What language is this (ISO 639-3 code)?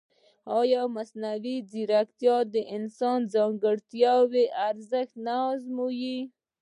pus